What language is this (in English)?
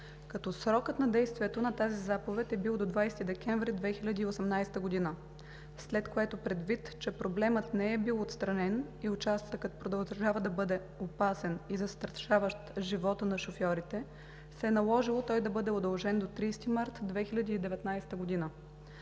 Bulgarian